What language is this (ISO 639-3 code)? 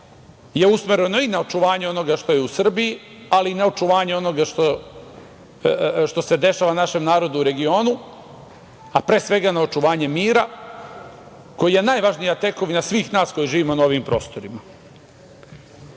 srp